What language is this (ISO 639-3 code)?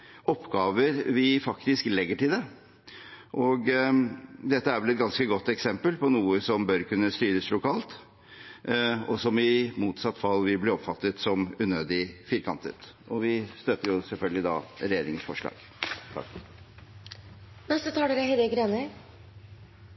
nob